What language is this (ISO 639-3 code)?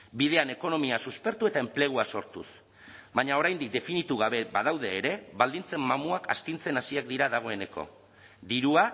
eus